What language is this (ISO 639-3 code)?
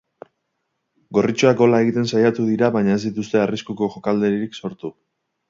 eus